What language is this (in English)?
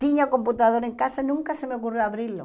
Portuguese